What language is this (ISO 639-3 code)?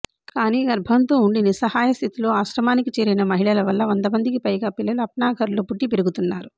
tel